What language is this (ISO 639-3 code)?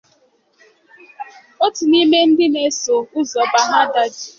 ibo